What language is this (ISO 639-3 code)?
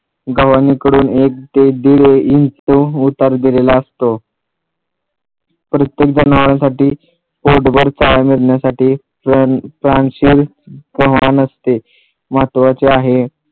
mar